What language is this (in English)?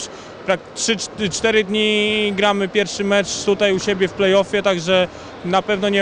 Polish